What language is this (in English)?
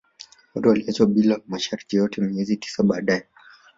Swahili